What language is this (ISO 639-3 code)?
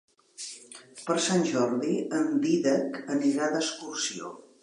cat